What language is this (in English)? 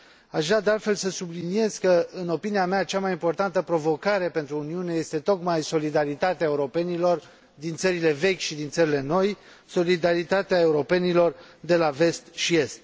Romanian